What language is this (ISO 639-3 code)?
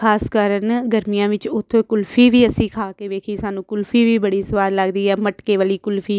pan